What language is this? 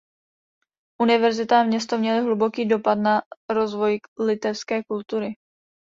Czech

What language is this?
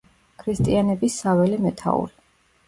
Georgian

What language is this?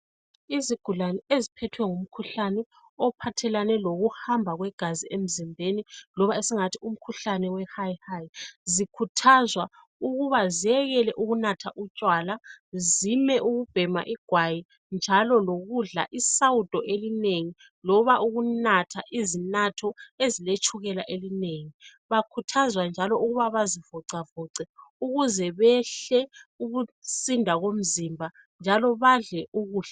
North Ndebele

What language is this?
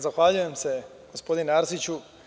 Serbian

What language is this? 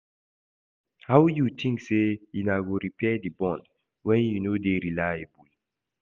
Nigerian Pidgin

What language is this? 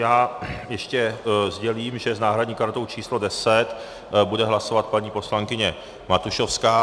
Czech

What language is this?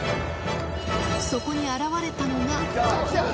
Japanese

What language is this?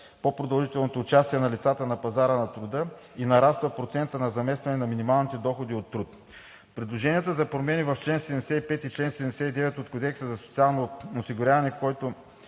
Bulgarian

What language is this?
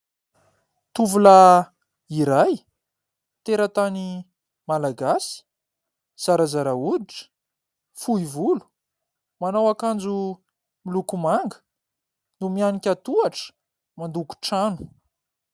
Malagasy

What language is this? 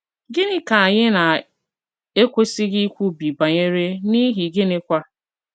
Igbo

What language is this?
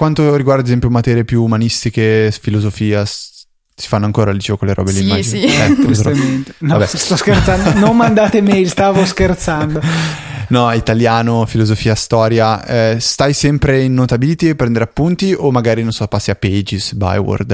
Italian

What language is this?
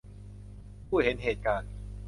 Thai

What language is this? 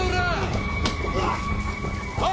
Japanese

